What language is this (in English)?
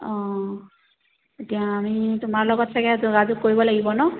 Assamese